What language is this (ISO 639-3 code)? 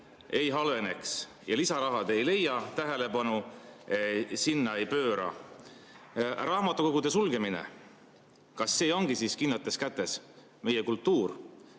est